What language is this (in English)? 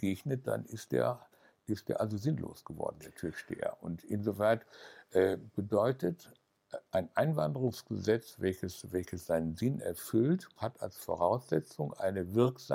German